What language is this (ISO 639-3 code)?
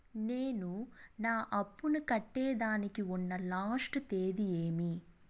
tel